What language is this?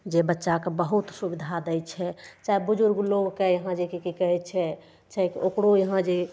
Maithili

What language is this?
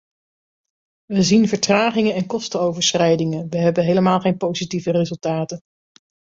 Dutch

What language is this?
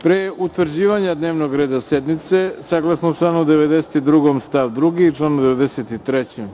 Serbian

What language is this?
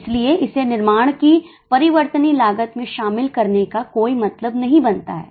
Hindi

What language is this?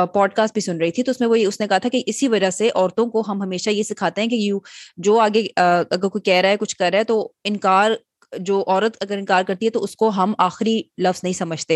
Urdu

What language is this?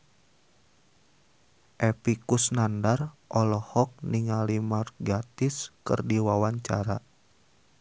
Sundanese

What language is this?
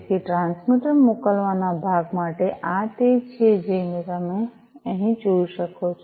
Gujarati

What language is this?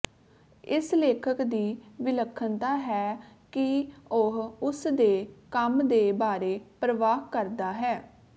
Punjabi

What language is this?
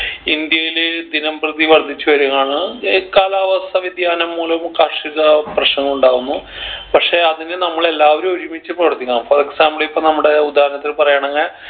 Malayalam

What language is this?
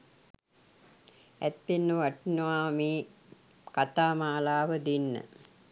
Sinhala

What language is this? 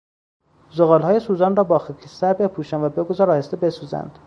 Persian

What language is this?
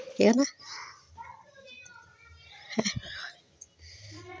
Dogri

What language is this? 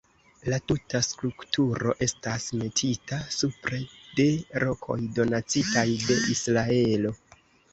Esperanto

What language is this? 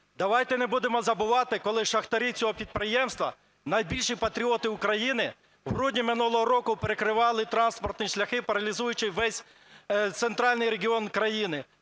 Ukrainian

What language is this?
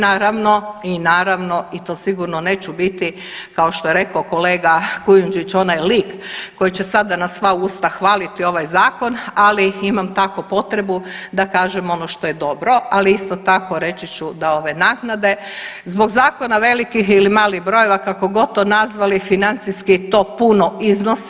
Croatian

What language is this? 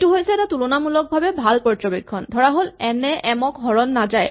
Assamese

